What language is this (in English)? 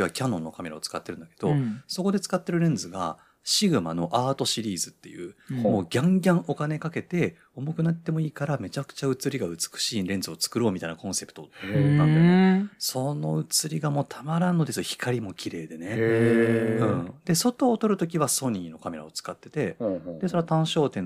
Japanese